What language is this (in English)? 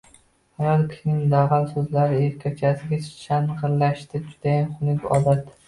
Uzbek